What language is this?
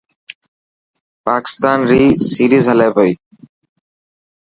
Dhatki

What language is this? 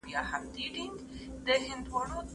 Pashto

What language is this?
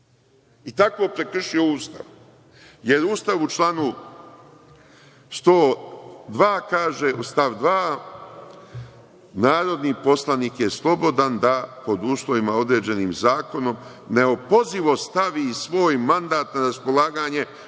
Serbian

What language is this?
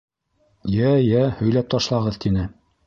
Bashkir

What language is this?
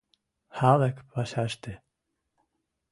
Western Mari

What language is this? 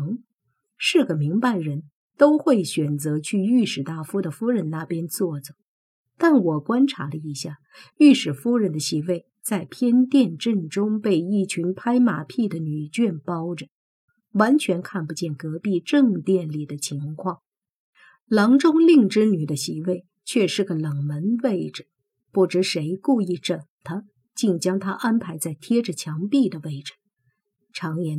Chinese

